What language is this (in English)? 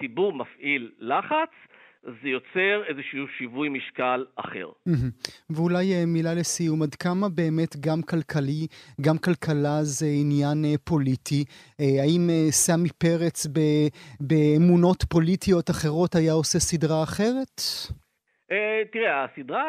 Hebrew